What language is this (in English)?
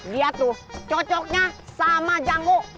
Indonesian